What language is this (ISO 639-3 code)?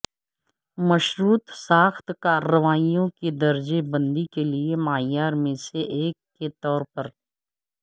urd